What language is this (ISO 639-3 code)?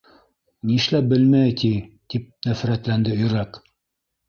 bak